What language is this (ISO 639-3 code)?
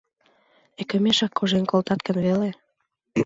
chm